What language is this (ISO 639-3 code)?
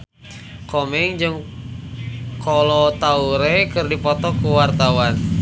sun